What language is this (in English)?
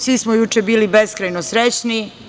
Serbian